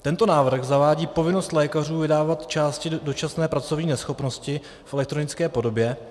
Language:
Czech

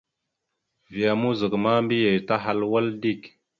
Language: Mada (Cameroon)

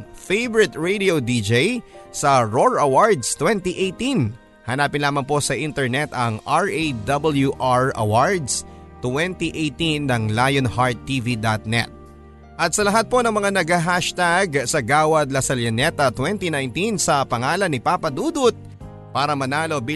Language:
Filipino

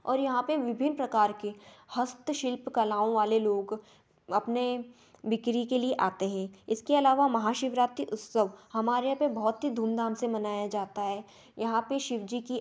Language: Hindi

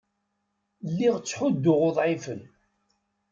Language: Kabyle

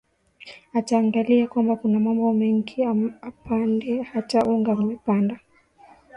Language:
Swahili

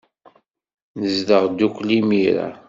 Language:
Kabyle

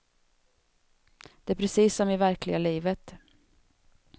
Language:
Swedish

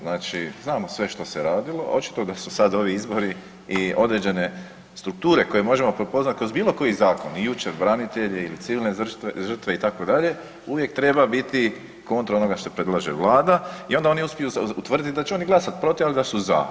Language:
Croatian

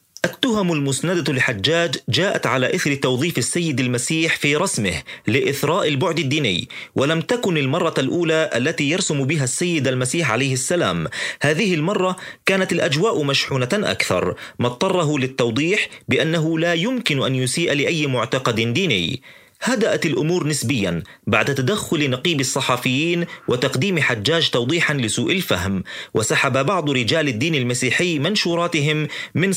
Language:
Arabic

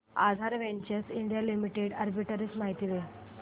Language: Marathi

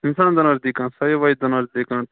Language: Kashmiri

